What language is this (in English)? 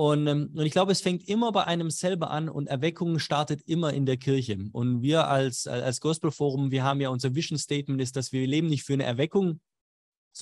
German